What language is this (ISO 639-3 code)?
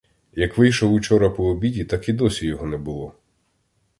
ukr